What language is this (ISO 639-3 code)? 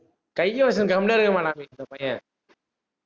tam